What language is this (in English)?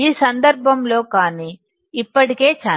Telugu